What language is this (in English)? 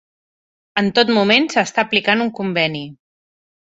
Catalan